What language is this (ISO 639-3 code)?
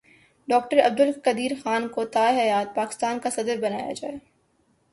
urd